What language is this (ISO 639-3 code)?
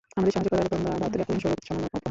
ben